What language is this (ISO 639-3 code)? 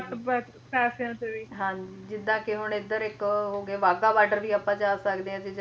pan